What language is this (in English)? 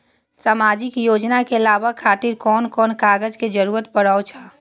Maithili